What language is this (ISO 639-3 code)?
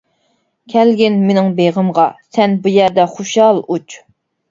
uig